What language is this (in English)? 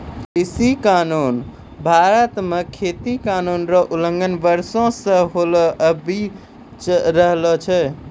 Maithili